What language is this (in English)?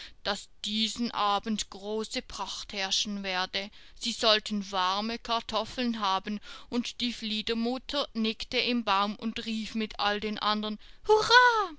German